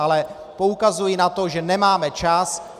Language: Czech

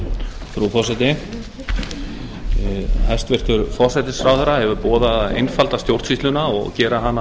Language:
Icelandic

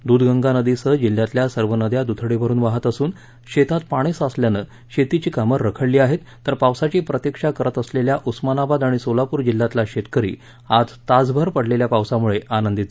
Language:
Marathi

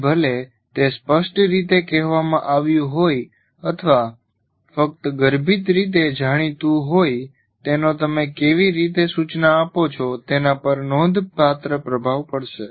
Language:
Gujarati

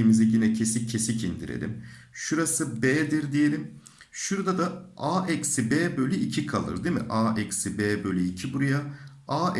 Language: Turkish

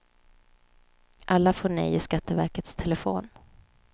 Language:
Swedish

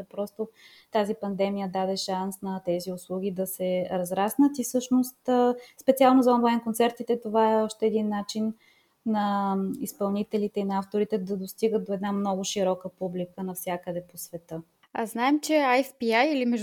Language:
Bulgarian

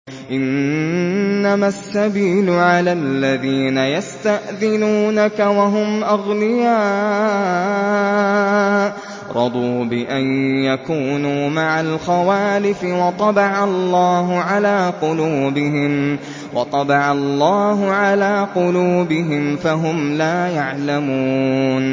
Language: Arabic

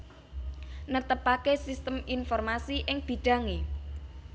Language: Javanese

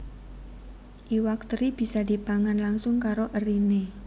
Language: Javanese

